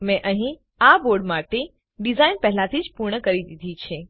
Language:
Gujarati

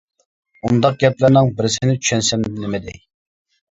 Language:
Uyghur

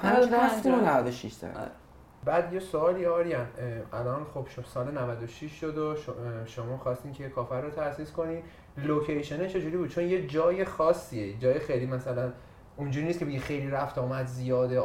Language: Persian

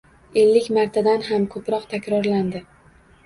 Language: Uzbek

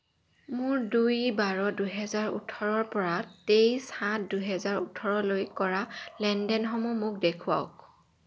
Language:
Assamese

